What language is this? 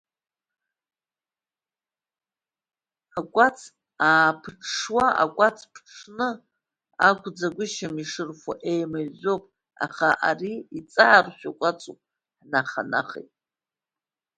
Abkhazian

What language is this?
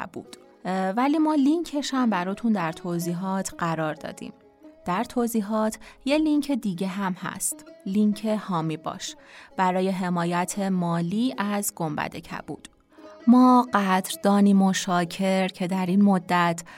Persian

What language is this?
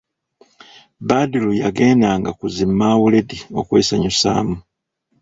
Ganda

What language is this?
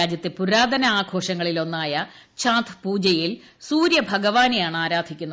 Malayalam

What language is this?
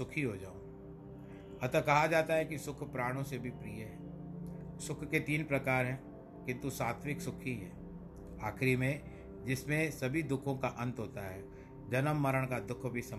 Hindi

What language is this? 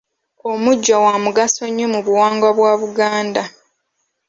Ganda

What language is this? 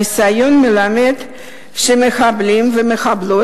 Hebrew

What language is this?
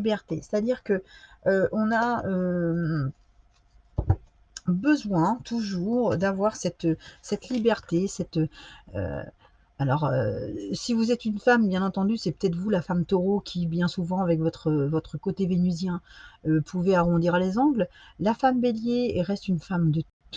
French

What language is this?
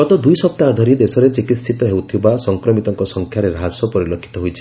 Odia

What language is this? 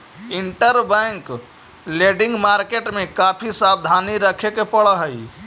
Magahi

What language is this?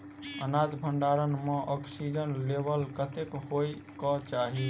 Maithili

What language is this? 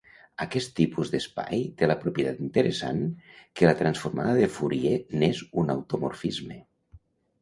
Catalan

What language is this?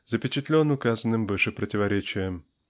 Russian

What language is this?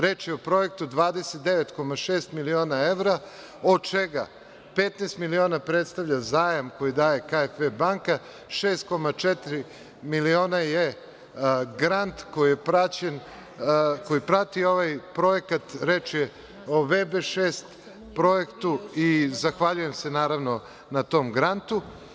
Serbian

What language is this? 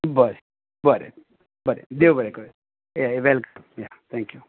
Konkani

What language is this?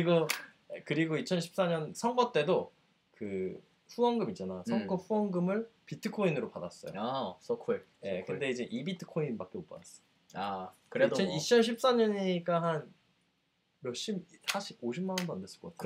Korean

